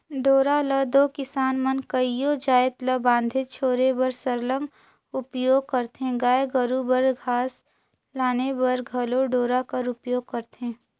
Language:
Chhattisgarhi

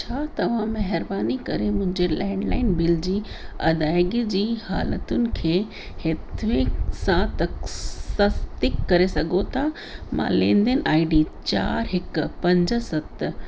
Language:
Sindhi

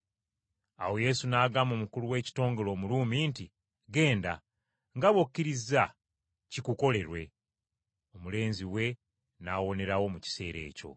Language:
Ganda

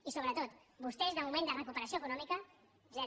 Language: Catalan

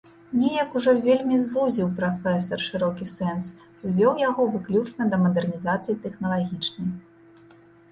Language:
Belarusian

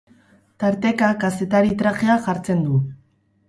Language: Basque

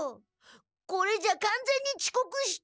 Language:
Japanese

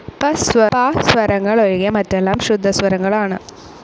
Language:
Malayalam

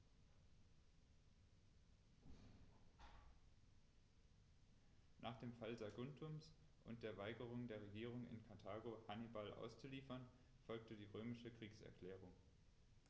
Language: German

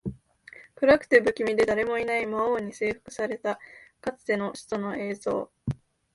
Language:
Japanese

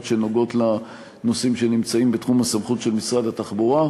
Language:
Hebrew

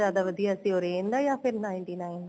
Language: Punjabi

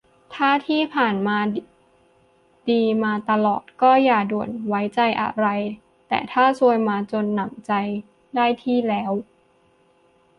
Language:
Thai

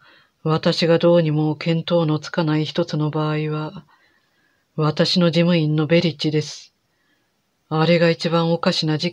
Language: Japanese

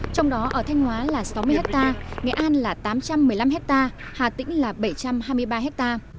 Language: Vietnamese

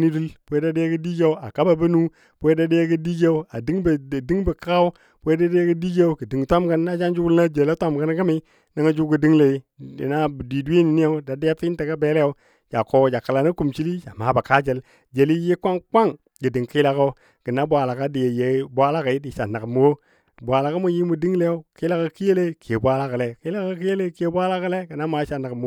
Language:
Dadiya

